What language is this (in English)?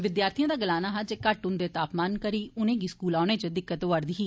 Dogri